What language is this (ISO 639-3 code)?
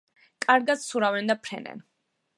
kat